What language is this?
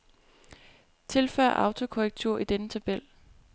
Danish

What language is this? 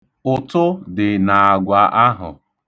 Igbo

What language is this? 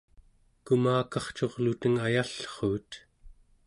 Central Yupik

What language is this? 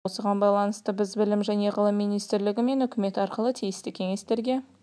Kazakh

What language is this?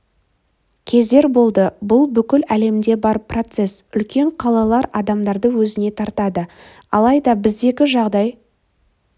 Kazakh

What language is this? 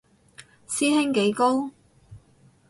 Cantonese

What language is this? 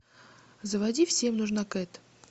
Russian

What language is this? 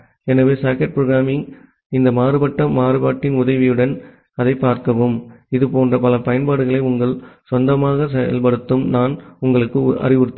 Tamil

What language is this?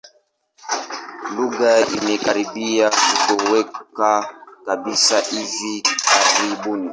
Swahili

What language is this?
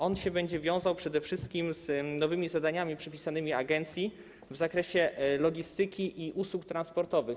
Polish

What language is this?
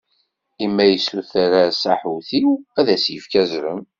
Kabyle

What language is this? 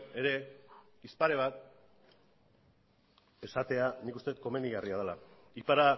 Basque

